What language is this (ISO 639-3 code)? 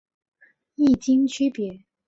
zho